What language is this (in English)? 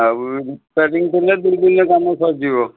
Odia